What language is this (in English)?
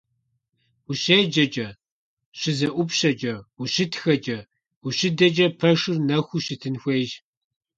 Kabardian